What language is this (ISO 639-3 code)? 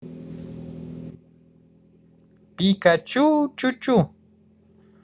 rus